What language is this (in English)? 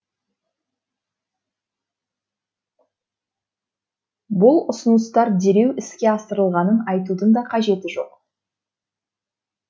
Kazakh